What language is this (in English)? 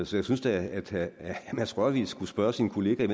Danish